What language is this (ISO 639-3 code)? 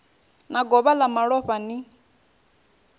ven